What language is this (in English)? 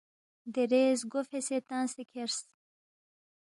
Balti